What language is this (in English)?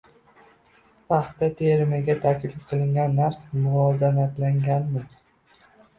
Uzbek